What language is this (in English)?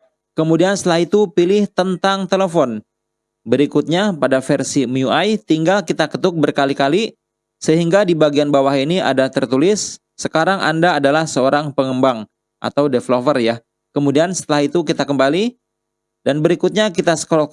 Indonesian